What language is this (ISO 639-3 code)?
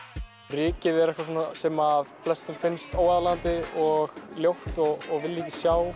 isl